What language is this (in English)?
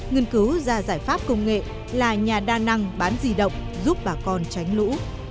Vietnamese